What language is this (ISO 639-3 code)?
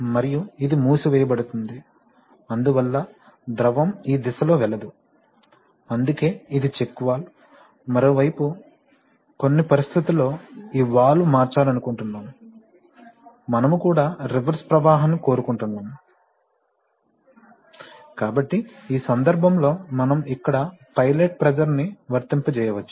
tel